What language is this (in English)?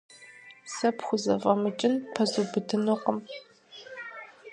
Kabardian